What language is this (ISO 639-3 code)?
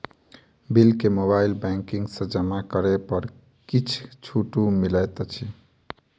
mai